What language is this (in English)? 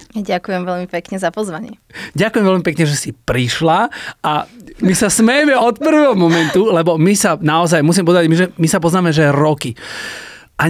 Slovak